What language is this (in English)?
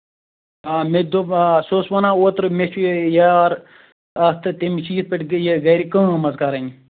Kashmiri